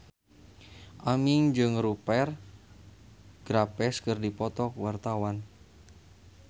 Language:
Sundanese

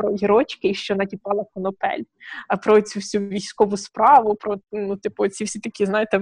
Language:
Ukrainian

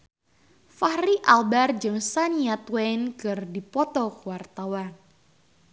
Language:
Sundanese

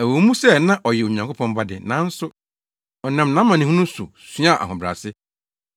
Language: Akan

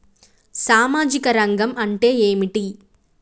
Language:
Telugu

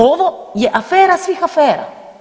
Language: Croatian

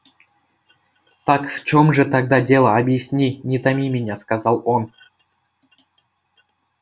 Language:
Russian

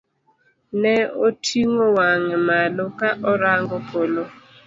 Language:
Luo (Kenya and Tanzania)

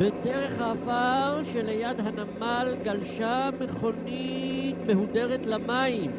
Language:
Hebrew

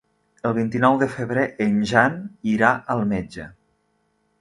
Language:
Catalan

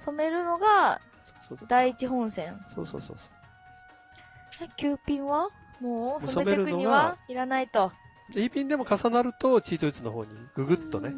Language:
Japanese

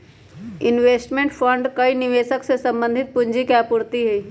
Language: Magahi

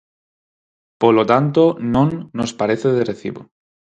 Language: Galician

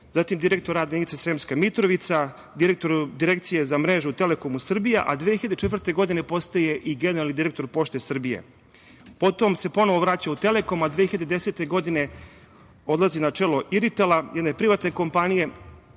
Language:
Serbian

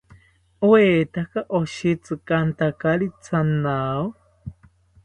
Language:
South Ucayali Ashéninka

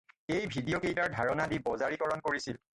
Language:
Assamese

